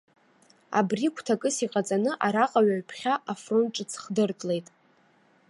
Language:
Abkhazian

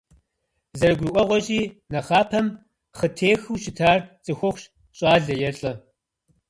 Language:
Kabardian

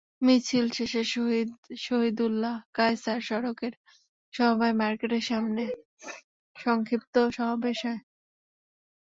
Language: Bangla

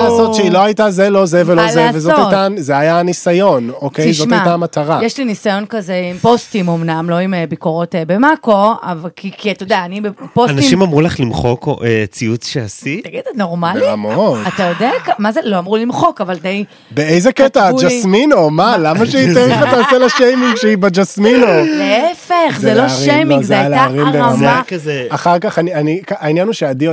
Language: Hebrew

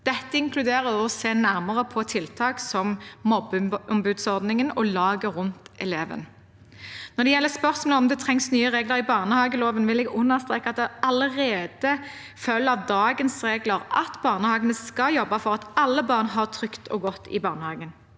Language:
Norwegian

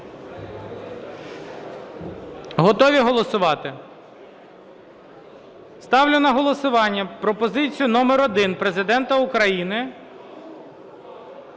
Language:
Ukrainian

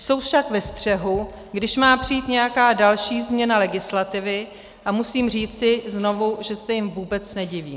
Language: Czech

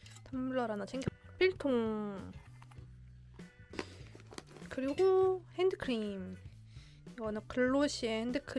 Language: Korean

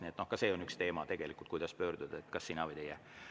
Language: Estonian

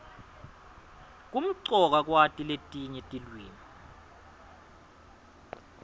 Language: Swati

